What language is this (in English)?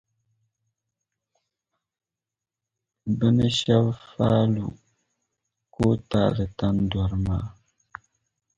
Dagbani